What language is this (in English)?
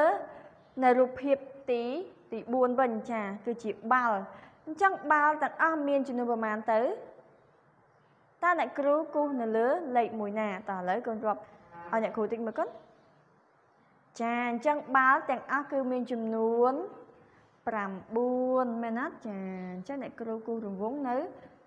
Vietnamese